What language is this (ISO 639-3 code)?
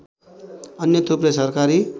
nep